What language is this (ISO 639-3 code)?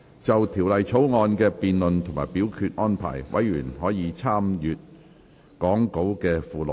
yue